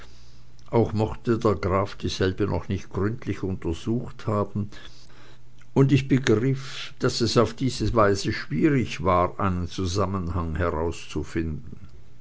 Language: German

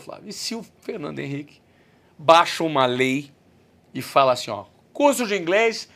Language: Portuguese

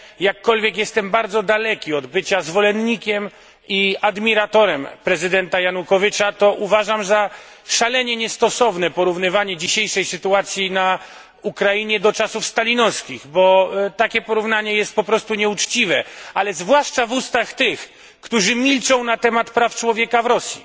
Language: Polish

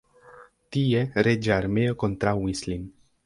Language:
Esperanto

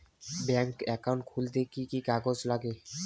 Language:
Bangla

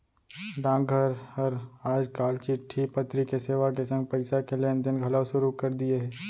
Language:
Chhattisgarhi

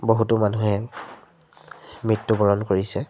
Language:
Assamese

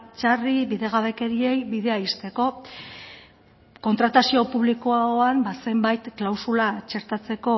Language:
Basque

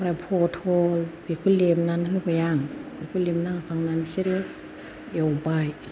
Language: Bodo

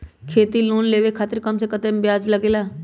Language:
Magahi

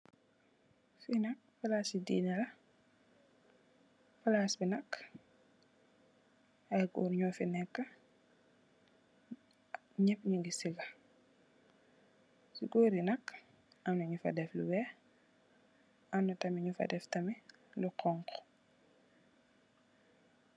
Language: Wolof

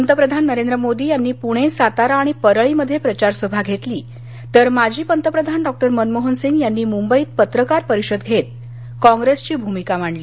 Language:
Marathi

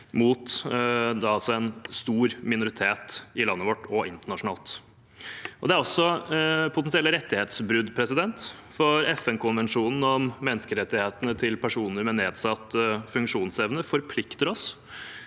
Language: Norwegian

